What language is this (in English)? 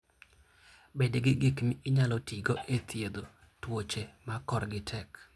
Luo (Kenya and Tanzania)